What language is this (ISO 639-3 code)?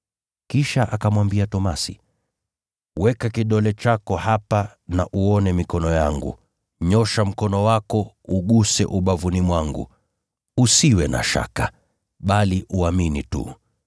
swa